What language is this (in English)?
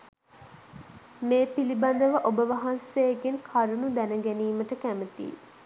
Sinhala